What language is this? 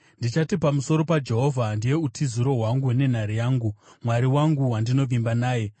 Shona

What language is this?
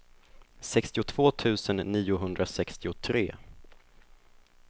Swedish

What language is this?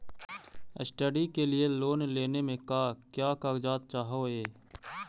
Magahi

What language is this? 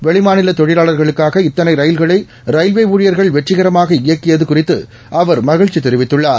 Tamil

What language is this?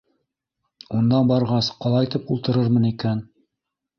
Bashkir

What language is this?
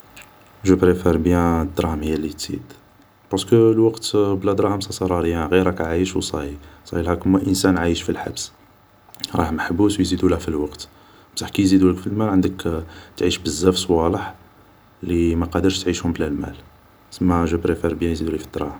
Algerian Arabic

